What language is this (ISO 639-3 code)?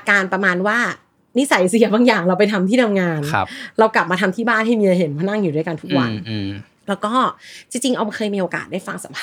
tha